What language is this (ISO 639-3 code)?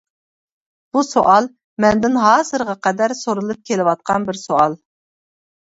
uig